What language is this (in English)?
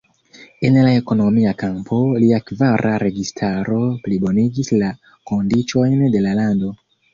Esperanto